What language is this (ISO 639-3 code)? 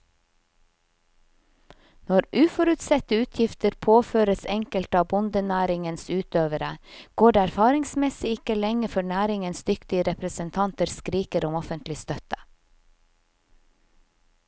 nor